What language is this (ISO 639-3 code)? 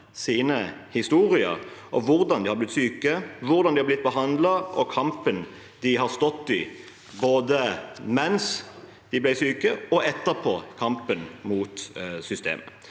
nor